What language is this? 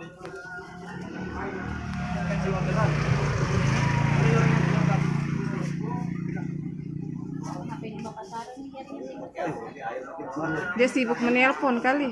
Indonesian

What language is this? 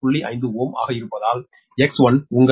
Tamil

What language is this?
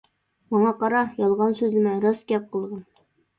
Uyghur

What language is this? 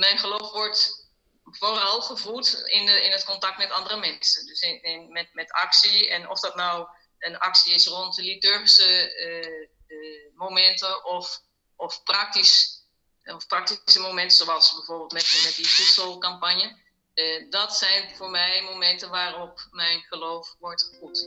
Dutch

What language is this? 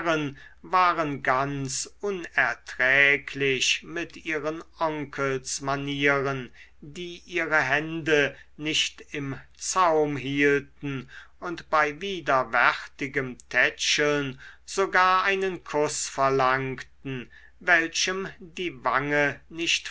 German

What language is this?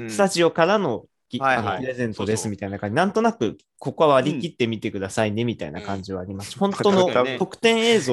Japanese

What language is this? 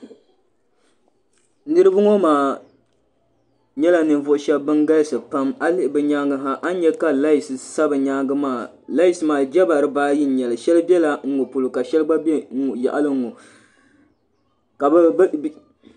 Dagbani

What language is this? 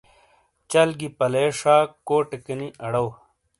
Shina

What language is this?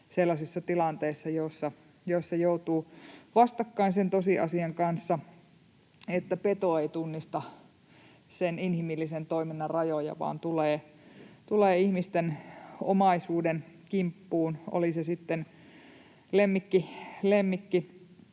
Finnish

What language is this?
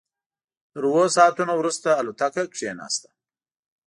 Pashto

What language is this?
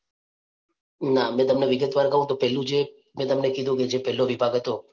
Gujarati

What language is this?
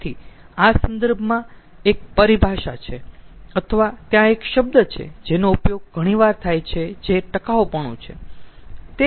Gujarati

